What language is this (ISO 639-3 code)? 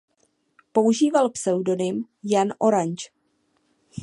ces